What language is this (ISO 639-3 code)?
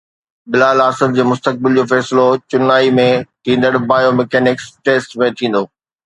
snd